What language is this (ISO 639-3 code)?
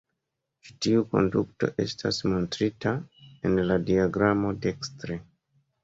epo